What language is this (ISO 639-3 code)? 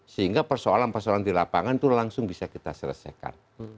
ind